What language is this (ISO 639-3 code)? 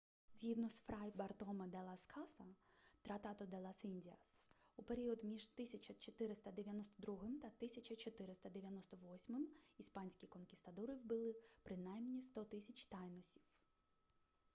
ukr